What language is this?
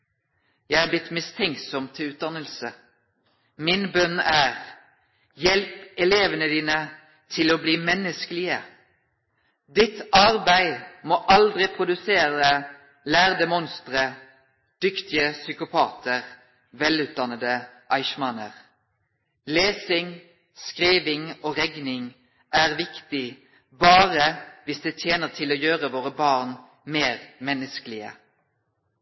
Norwegian Nynorsk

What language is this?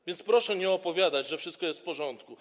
Polish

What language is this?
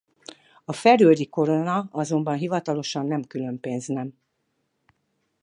Hungarian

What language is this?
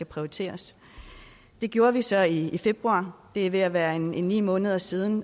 Danish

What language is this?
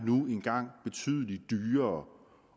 Danish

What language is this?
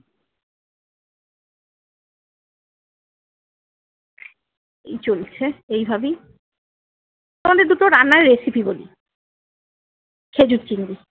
Bangla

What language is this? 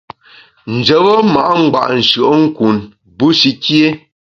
Bamun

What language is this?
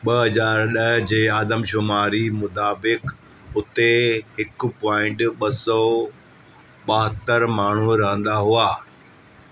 Sindhi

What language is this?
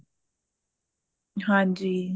Punjabi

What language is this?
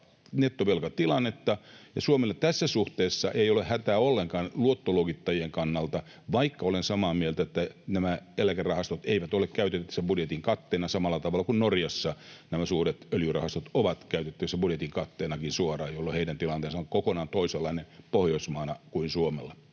Finnish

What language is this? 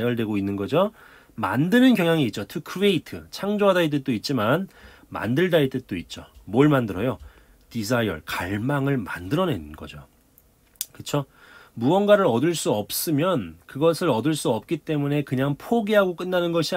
Korean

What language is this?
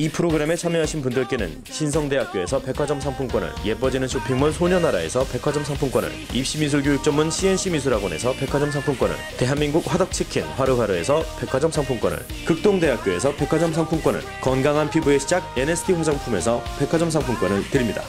Korean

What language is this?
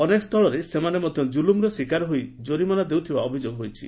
Odia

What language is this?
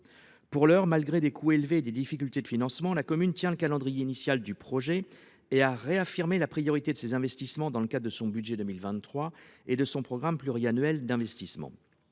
French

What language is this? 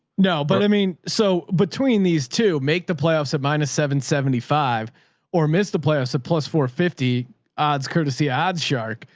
English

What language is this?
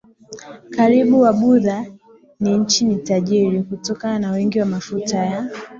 Swahili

